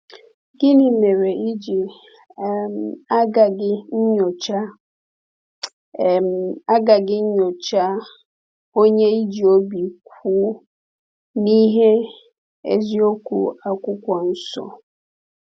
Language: Igbo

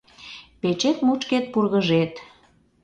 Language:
Mari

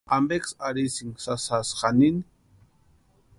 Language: Western Highland Purepecha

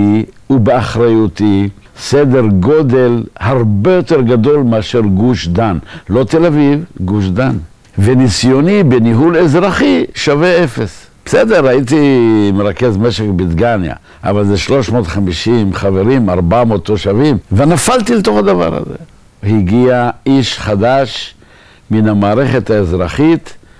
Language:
Hebrew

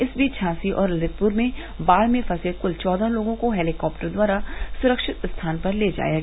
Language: Hindi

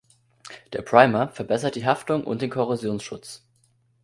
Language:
German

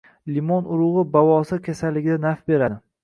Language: Uzbek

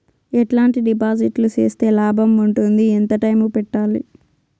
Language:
Telugu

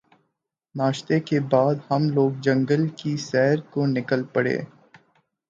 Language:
Urdu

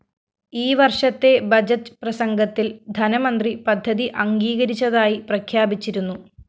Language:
Malayalam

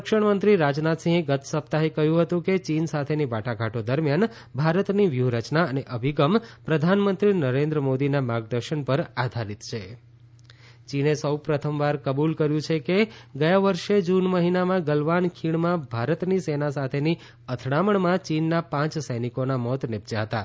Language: Gujarati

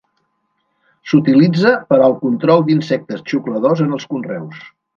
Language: Catalan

